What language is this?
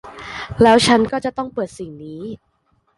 Thai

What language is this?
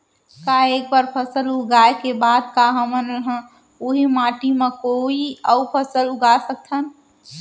Chhattisgarhi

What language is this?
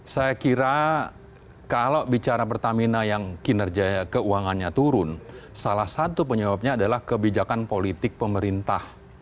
Indonesian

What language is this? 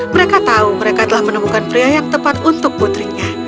Indonesian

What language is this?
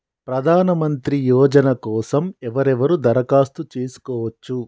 Telugu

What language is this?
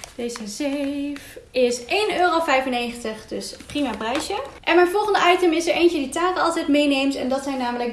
Dutch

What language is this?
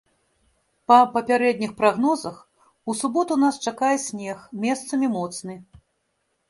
Belarusian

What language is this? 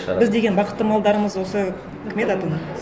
Kazakh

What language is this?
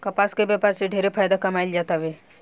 Bhojpuri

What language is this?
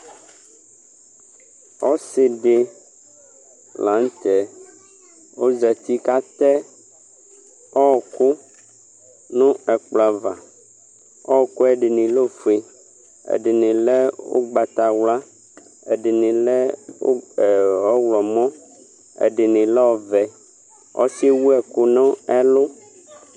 Ikposo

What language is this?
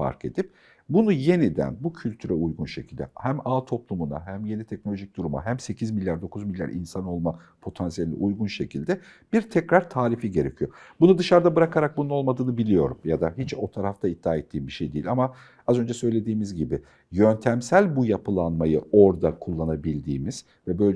Turkish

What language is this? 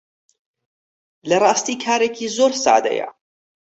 Central Kurdish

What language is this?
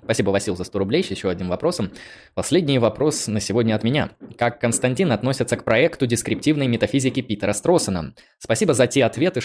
Russian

